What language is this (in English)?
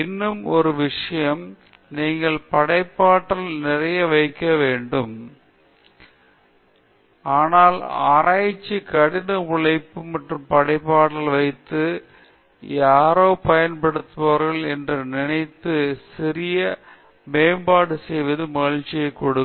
Tamil